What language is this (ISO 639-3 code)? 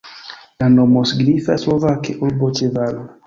epo